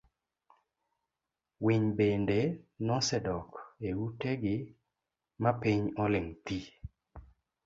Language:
Luo (Kenya and Tanzania)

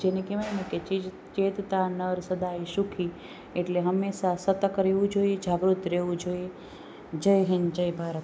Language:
Gujarati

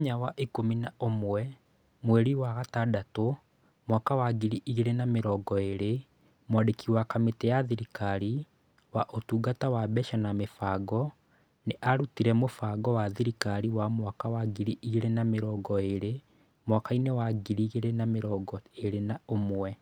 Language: Kikuyu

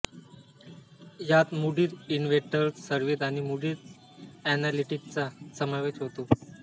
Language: Marathi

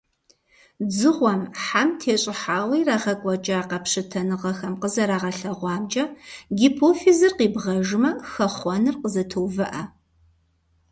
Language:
Kabardian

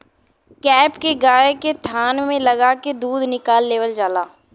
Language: Bhojpuri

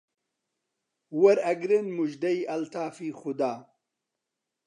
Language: Central Kurdish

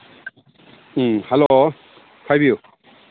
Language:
Manipuri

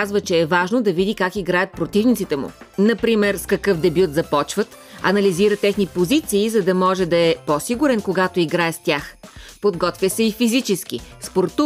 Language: Bulgarian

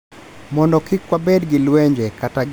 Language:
Luo (Kenya and Tanzania)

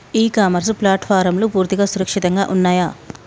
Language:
Telugu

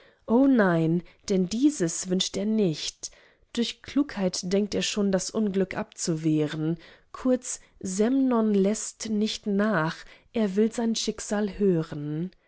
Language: German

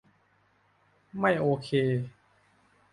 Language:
Thai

